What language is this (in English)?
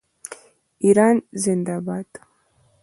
Pashto